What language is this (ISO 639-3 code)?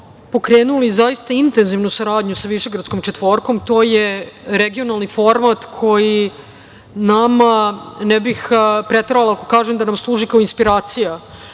srp